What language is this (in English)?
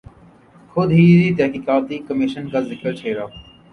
Urdu